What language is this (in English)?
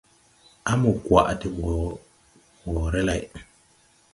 Tupuri